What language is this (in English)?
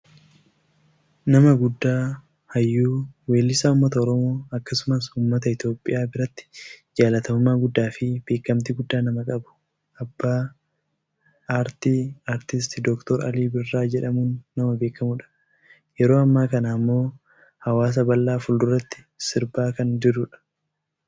Oromo